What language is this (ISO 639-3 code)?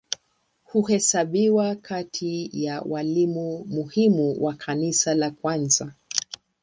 swa